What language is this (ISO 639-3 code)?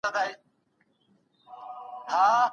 pus